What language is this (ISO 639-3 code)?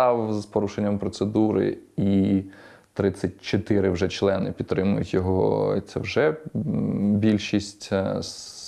ukr